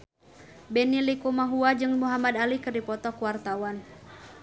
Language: Sundanese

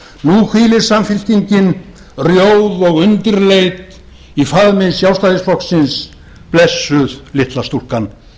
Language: Icelandic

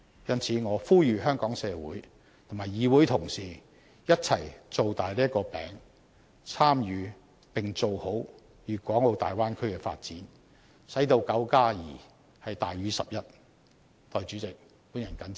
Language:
Cantonese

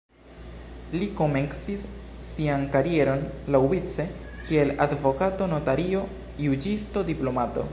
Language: Esperanto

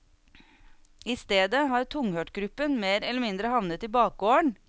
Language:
Norwegian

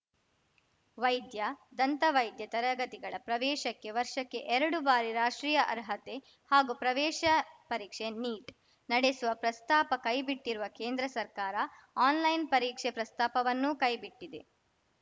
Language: Kannada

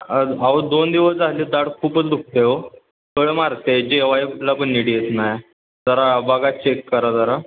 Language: Marathi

